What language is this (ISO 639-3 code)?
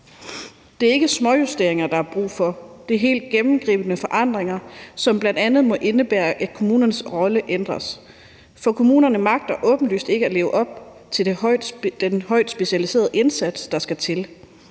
dan